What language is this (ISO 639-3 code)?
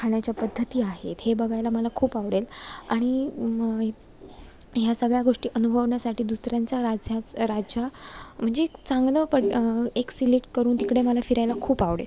mar